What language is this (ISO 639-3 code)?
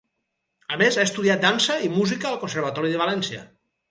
cat